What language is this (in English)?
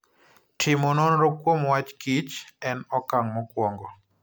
Luo (Kenya and Tanzania)